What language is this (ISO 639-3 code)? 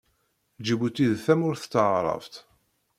kab